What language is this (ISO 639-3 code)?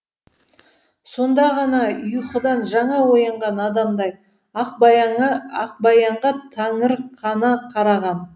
kaz